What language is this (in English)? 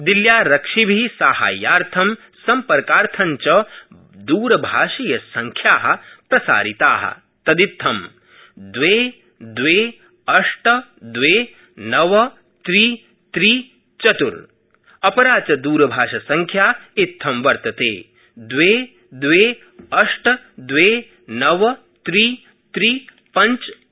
Sanskrit